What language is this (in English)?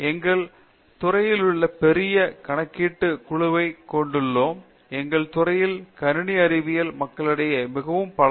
Tamil